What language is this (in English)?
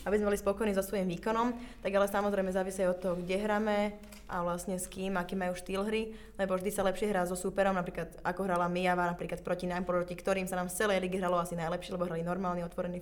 Slovak